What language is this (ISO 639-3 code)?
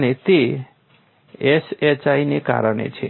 guj